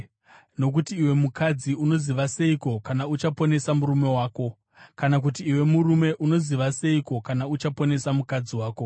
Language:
Shona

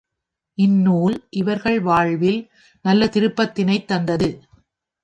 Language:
Tamil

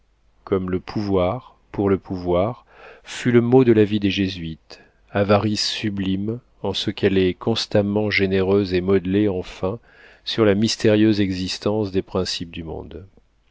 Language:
French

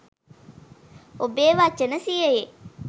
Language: Sinhala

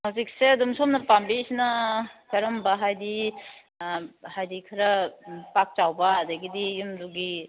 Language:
Manipuri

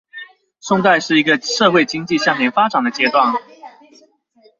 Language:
Chinese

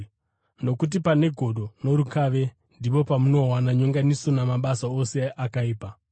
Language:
Shona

